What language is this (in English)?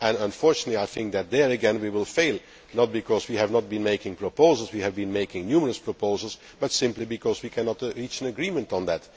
English